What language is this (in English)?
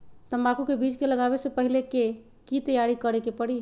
Magahi